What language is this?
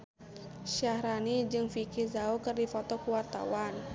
Sundanese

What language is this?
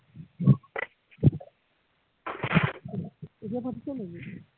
Assamese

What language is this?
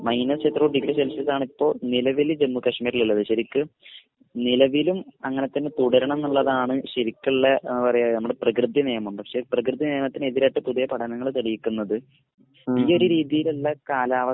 Malayalam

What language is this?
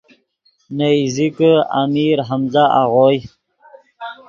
Yidgha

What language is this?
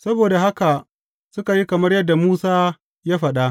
Hausa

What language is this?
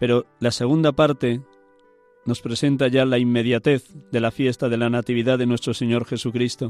Spanish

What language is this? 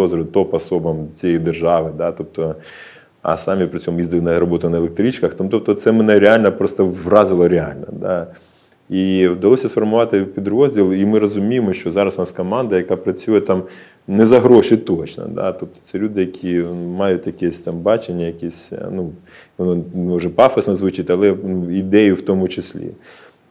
Ukrainian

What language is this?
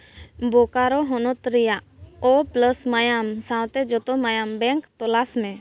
Santali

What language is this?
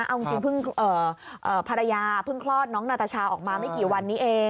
Thai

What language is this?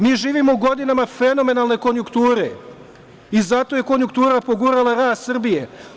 Serbian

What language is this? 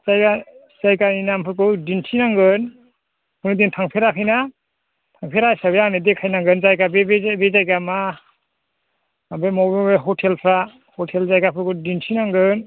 Bodo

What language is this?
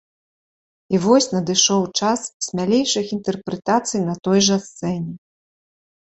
Belarusian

